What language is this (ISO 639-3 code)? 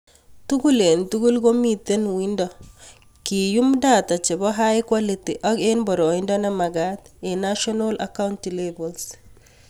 kln